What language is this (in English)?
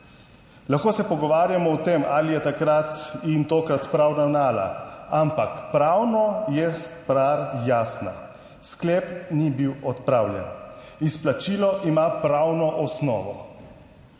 Slovenian